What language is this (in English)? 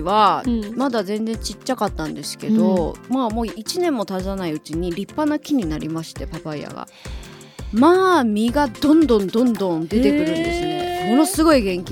Japanese